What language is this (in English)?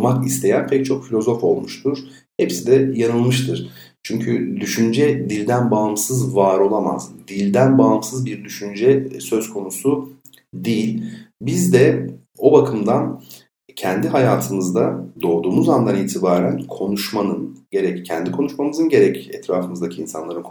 Turkish